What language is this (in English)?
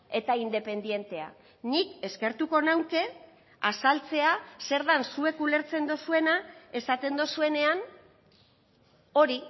Basque